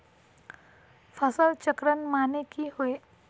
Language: Magahi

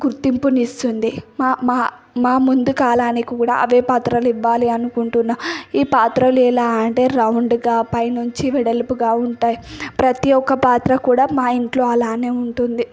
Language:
Telugu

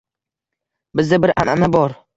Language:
Uzbek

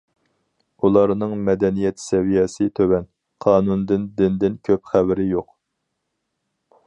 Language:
Uyghur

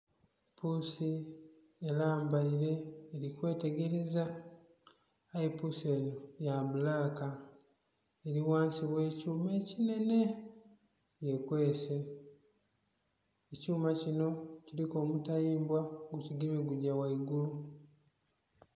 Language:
Soga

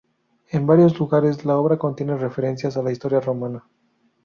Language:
Spanish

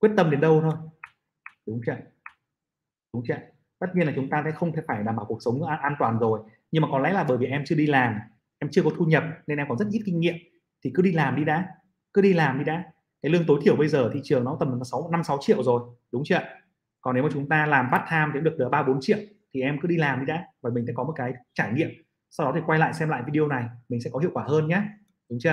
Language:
Vietnamese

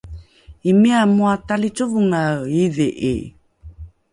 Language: Rukai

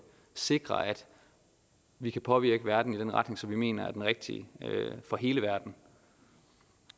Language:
Danish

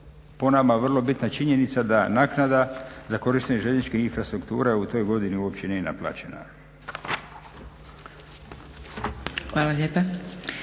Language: Croatian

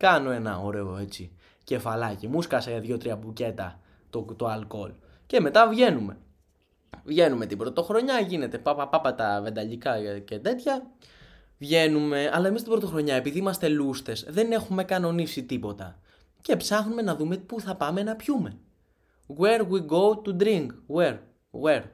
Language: Greek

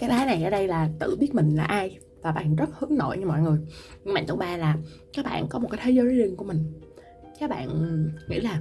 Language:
Vietnamese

